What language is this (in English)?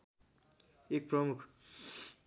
Nepali